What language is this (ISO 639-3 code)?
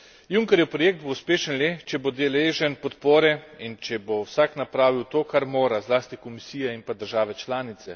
slv